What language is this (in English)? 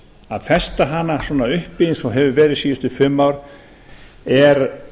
Icelandic